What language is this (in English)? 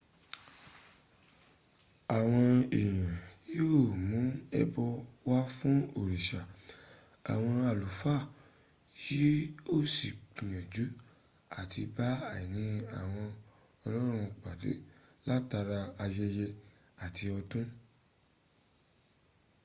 Yoruba